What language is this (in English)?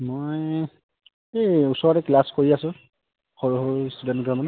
Assamese